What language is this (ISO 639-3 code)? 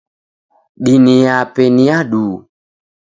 dav